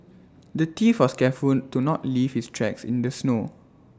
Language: English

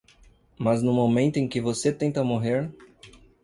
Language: Portuguese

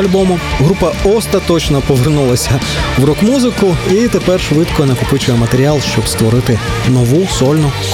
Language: Ukrainian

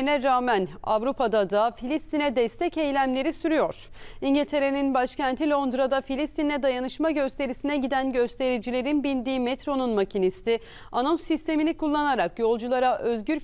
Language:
Turkish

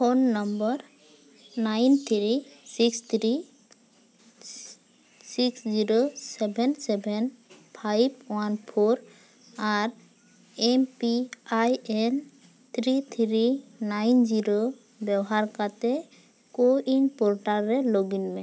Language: Santali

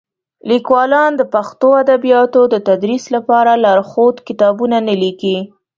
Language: Pashto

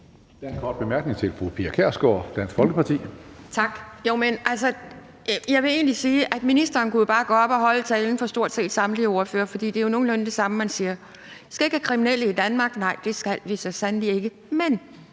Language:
Danish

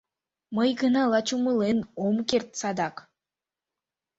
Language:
Mari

